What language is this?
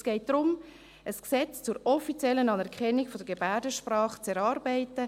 Swiss German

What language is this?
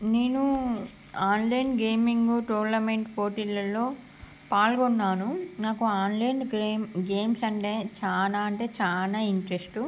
Telugu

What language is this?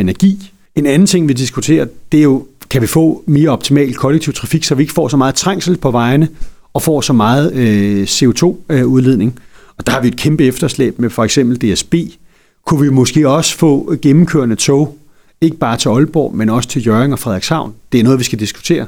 Danish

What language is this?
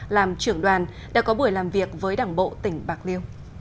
Vietnamese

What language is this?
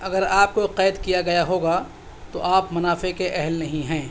Urdu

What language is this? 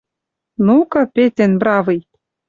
Western Mari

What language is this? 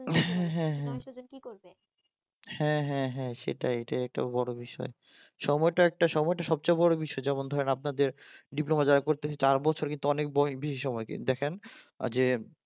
Bangla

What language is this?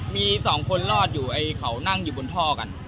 Thai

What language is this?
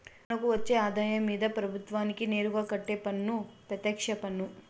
Telugu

